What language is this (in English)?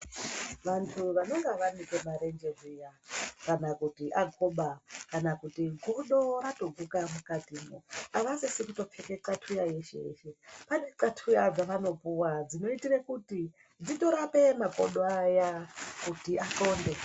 Ndau